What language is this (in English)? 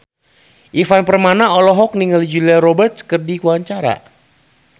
Sundanese